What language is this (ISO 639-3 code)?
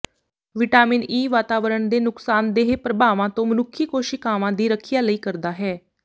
pan